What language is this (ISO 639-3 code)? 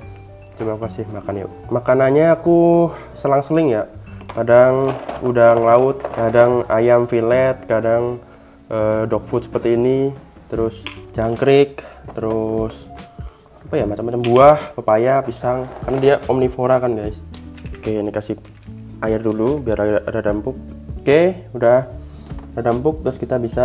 ind